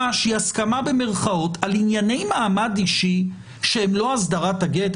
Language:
Hebrew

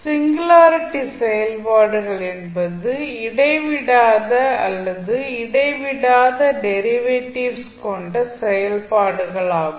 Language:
Tamil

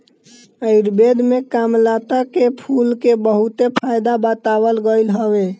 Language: Bhojpuri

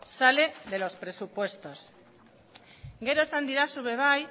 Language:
Basque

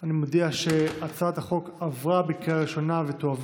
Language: Hebrew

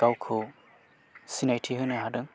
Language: Bodo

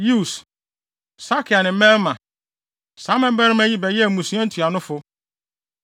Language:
Akan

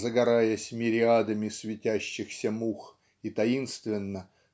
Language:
Russian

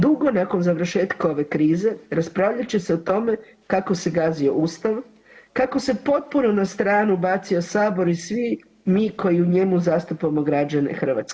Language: Croatian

